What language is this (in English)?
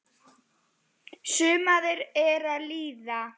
Icelandic